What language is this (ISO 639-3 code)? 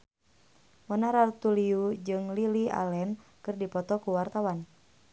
sun